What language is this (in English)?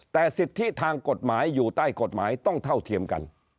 Thai